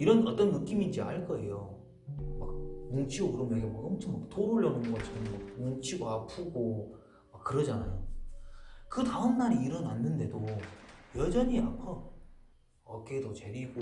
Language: Korean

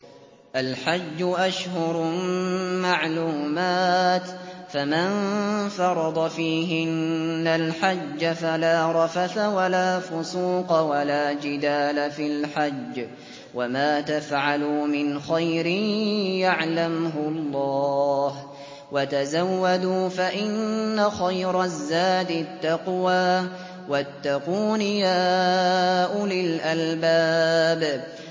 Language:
Arabic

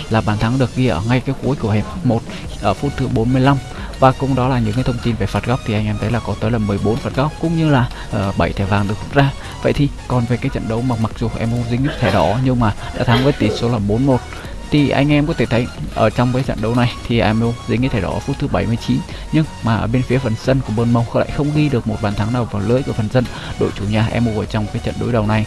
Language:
Vietnamese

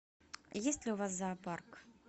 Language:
Russian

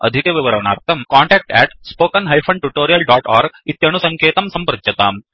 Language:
Sanskrit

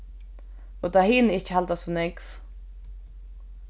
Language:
Faroese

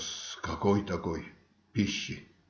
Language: Russian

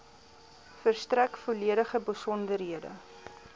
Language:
Afrikaans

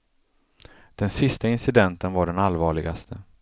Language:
Swedish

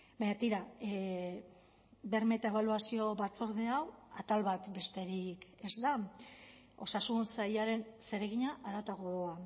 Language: Basque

